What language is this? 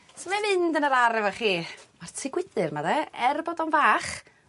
Welsh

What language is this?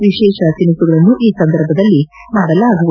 Kannada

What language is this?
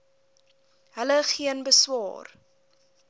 Afrikaans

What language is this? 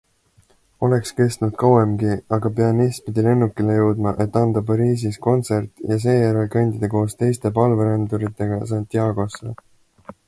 Estonian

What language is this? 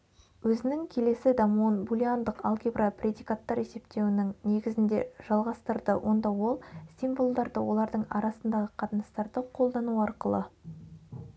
Kazakh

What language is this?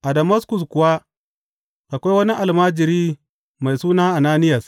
Hausa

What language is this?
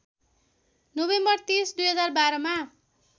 Nepali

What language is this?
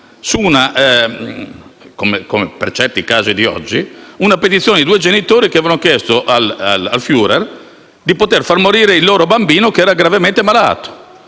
Italian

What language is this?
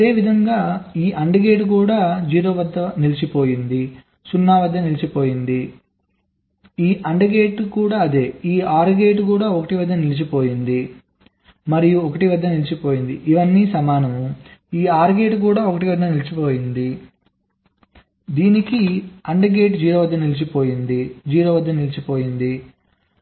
Telugu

